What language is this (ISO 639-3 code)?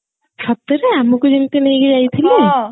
ori